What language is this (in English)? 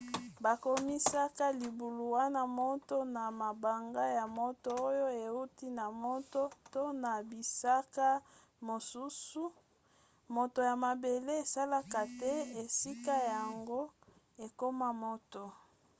Lingala